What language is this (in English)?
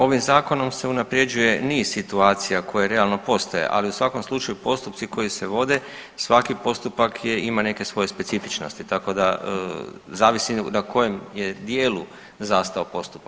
Croatian